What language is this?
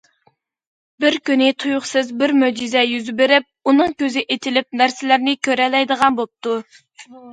Uyghur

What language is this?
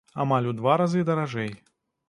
Belarusian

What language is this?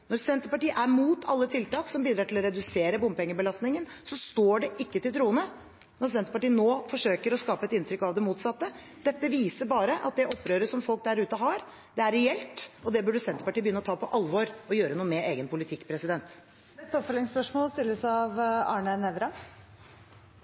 Norwegian Bokmål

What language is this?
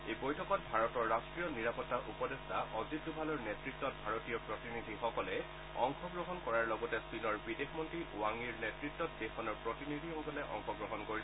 Assamese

